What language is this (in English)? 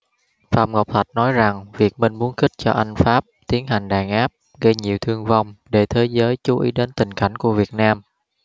Vietnamese